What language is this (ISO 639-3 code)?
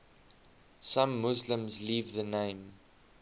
eng